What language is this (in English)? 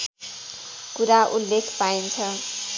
Nepali